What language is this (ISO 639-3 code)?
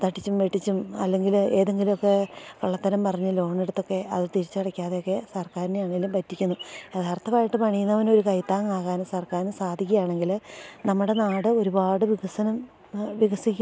mal